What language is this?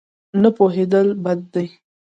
Pashto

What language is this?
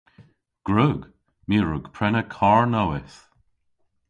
Cornish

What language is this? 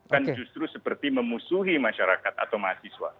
Indonesian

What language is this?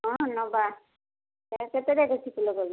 Odia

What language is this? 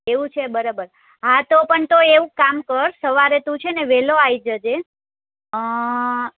Gujarati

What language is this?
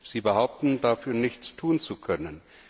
German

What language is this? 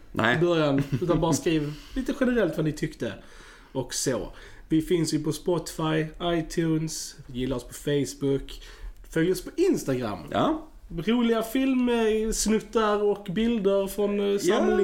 Swedish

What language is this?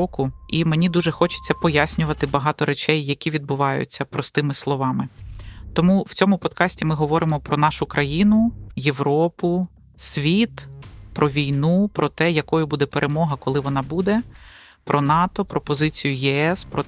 Ukrainian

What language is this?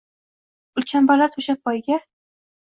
Uzbek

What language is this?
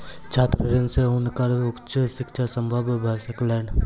Maithili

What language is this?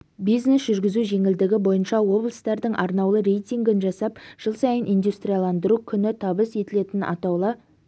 Kazakh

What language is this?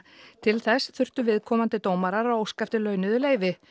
Icelandic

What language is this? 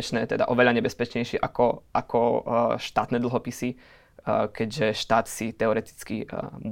Slovak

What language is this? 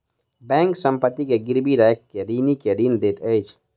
Maithili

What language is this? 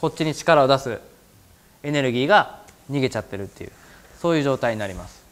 Japanese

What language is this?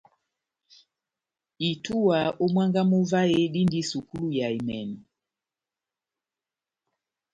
Batanga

